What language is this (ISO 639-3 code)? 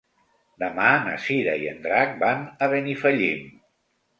cat